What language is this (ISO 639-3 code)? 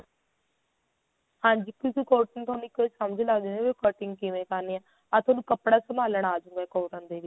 pan